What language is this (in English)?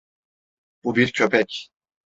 Turkish